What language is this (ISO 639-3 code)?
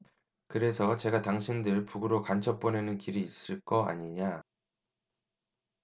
kor